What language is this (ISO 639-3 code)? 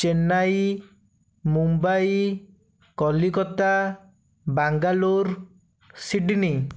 ori